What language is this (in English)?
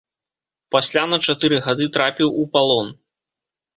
Belarusian